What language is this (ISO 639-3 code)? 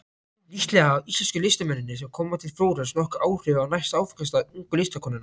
isl